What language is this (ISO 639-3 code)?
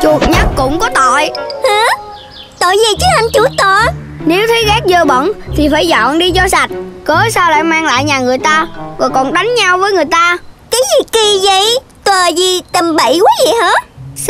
vie